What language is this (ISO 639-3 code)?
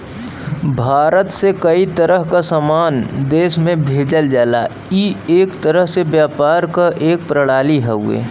bho